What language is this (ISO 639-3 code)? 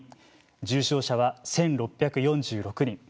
jpn